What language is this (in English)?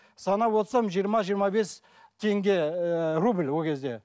Kazakh